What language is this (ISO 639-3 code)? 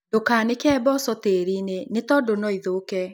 kik